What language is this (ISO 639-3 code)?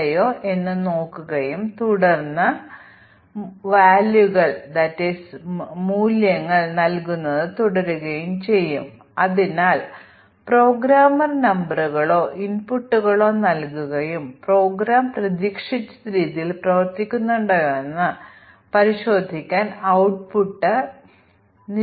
mal